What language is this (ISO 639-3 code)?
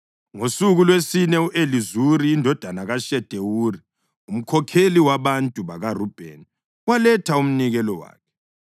nde